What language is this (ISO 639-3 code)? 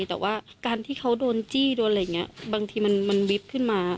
tha